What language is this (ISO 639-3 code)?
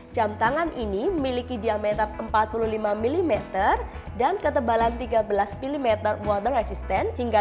ind